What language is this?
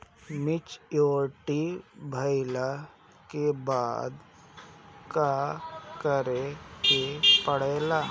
Bhojpuri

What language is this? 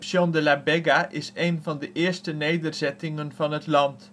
Dutch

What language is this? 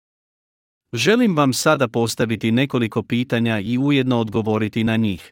Croatian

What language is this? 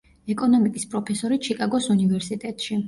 Georgian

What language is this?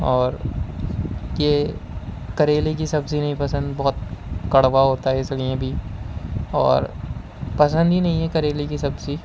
Urdu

